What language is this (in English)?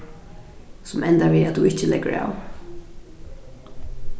Faroese